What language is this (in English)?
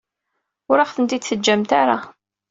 Kabyle